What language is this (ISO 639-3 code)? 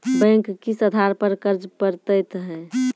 mai